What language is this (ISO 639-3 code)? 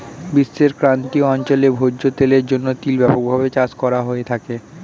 ben